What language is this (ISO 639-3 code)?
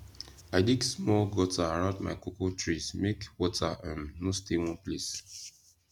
pcm